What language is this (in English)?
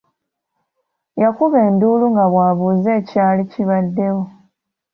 Ganda